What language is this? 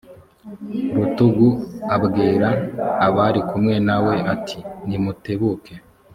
Kinyarwanda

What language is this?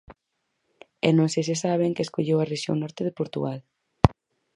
Galician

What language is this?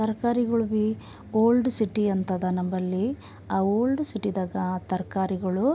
Kannada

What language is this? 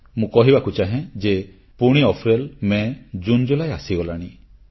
Odia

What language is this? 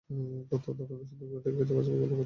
Bangla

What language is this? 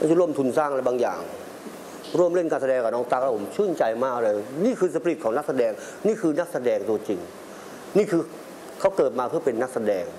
Thai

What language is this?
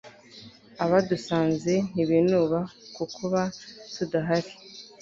Kinyarwanda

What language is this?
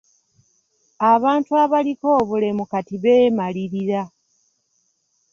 Ganda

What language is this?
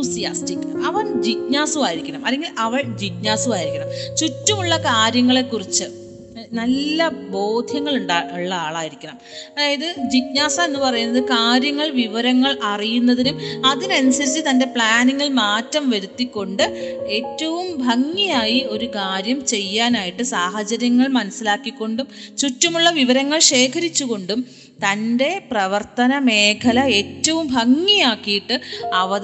Malayalam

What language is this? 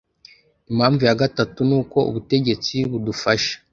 Kinyarwanda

